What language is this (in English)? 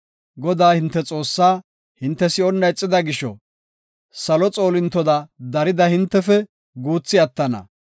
Gofa